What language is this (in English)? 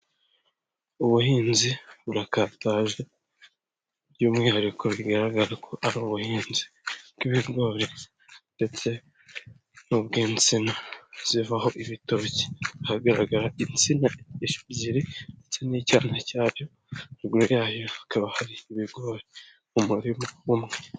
Kinyarwanda